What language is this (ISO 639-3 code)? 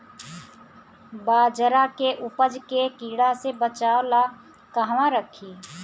bho